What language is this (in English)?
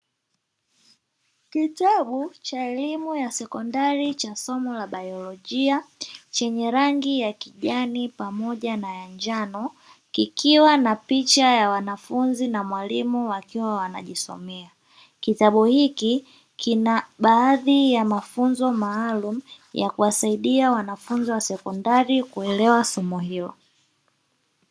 Swahili